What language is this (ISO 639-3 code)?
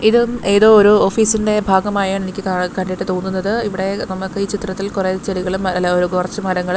mal